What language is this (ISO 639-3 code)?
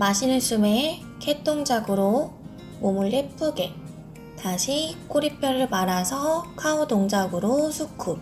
kor